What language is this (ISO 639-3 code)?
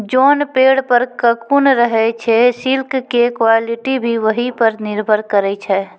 mai